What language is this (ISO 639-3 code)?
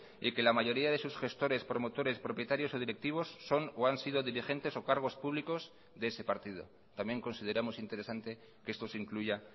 spa